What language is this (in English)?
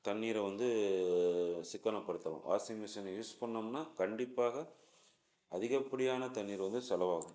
Tamil